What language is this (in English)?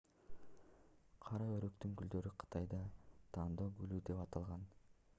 Kyrgyz